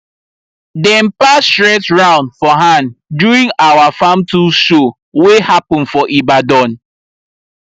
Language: Nigerian Pidgin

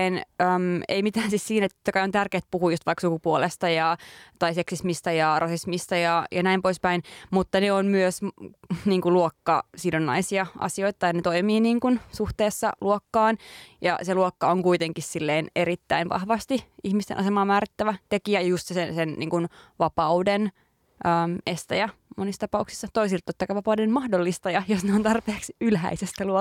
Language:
Finnish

